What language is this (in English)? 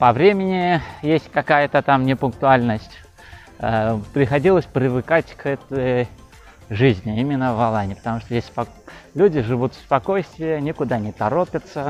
Russian